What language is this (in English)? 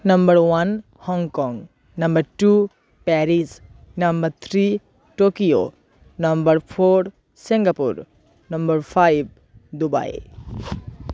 Santali